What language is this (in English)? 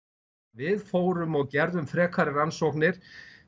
Icelandic